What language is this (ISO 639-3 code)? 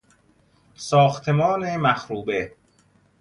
fas